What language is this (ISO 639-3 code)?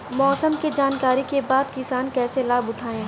bho